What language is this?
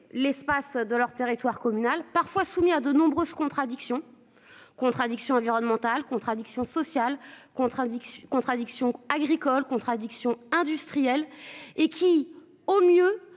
French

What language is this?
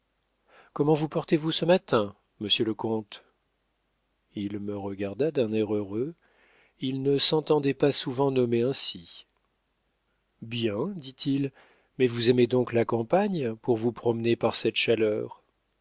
French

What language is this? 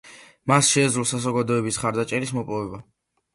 Georgian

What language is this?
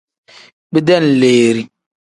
Tem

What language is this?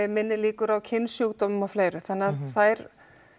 Icelandic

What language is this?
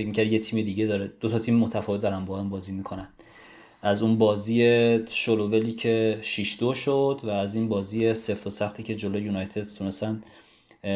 Persian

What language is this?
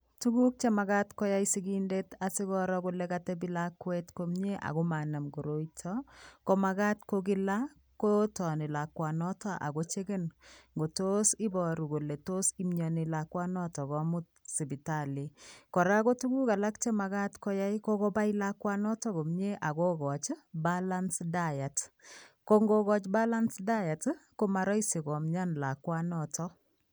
Kalenjin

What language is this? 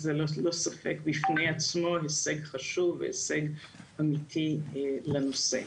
Hebrew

